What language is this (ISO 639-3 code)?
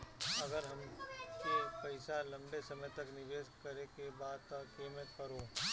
bho